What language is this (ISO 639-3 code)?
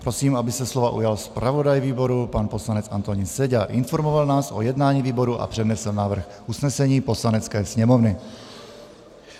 ces